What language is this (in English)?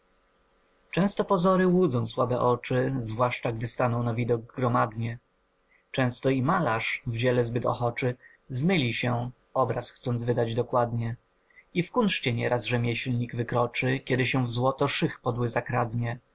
Polish